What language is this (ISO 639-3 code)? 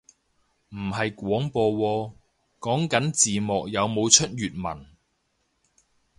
yue